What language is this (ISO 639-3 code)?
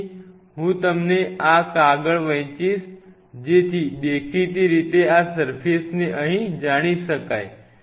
guj